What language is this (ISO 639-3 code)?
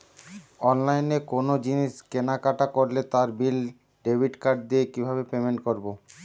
ben